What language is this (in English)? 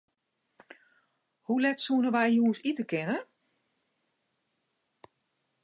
Western Frisian